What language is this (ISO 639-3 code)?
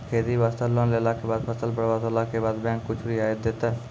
mai